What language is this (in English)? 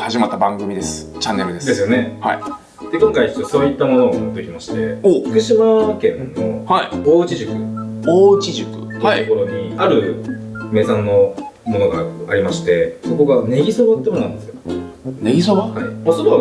Japanese